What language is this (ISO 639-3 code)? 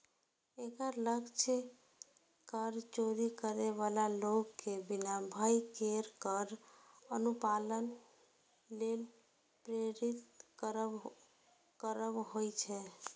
mai